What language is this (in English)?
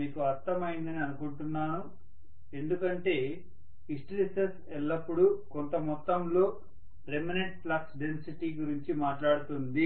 Telugu